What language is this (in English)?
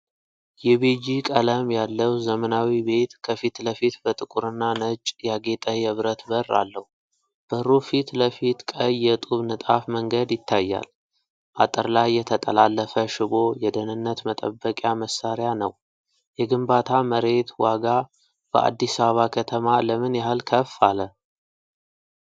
Amharic